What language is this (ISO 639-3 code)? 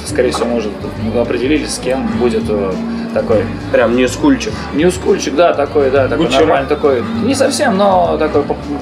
rus